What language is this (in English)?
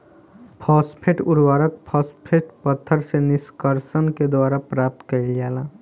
Bhojpuri